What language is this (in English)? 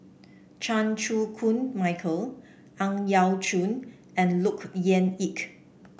English